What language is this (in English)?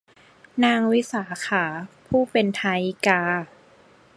Thai